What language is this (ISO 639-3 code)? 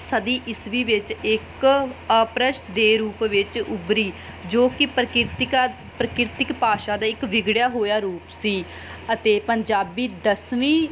pan